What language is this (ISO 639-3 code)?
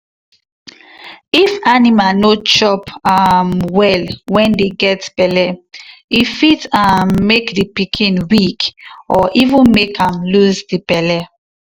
pcm